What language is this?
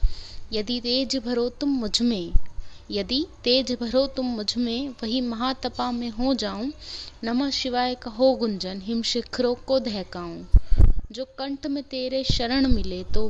Hindi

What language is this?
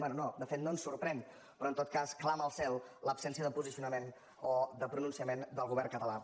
Catalan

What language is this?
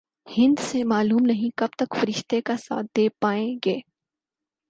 Urdu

